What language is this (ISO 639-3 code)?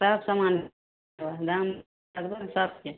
mai